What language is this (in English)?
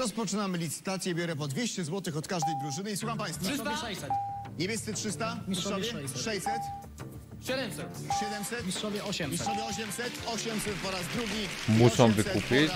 Polish